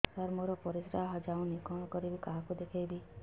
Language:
Odia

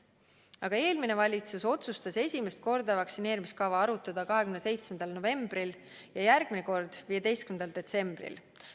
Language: Estonian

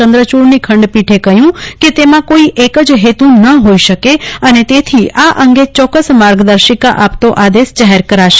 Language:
Gujarati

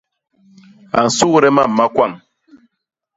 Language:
Basaa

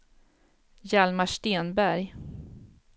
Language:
Swedish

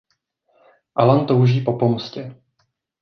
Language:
Czech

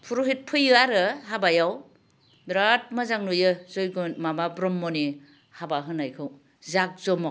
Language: Bodo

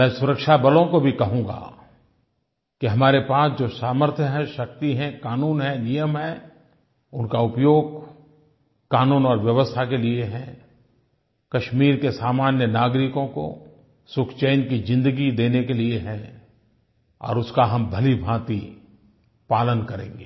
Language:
Hindi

